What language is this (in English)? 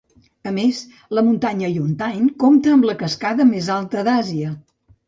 Catalan